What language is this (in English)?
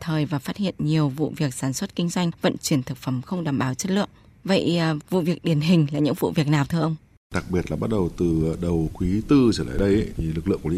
Vietnamese